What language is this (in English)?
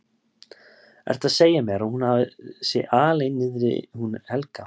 Icelandic